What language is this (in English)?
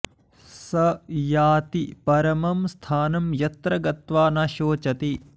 Sanskrit